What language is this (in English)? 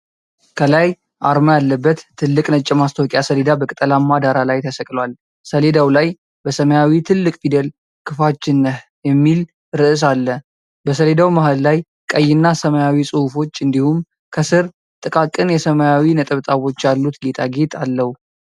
Amharic